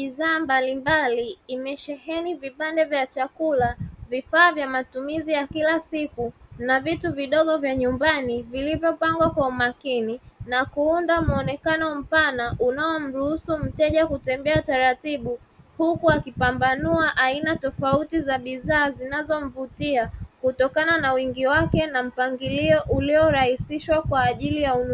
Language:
Swahili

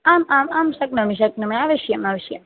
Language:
Sanskrit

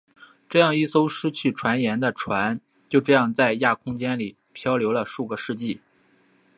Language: Chinese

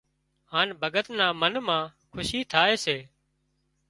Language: Wadiyara Koli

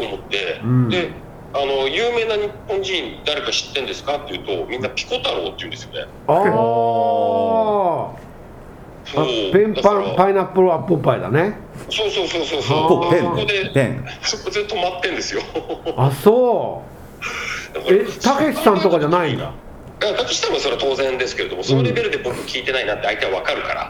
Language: Japanese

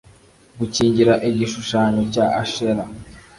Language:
Kinyarwanda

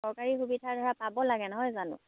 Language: Assamese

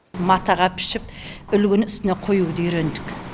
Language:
Kazakh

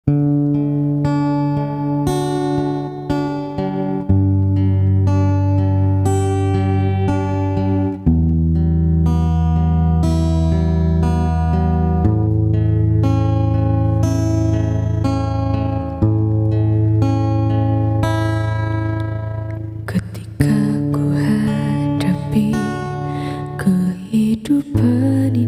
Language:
Indonesian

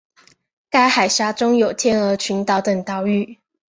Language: Chinese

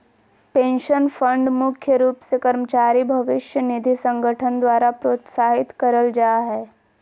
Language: Magahi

